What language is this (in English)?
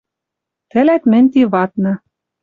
Western Mari